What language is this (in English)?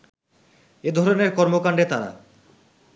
Bangla